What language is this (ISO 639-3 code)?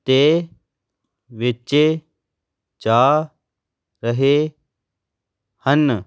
pan